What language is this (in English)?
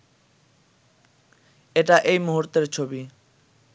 Bangla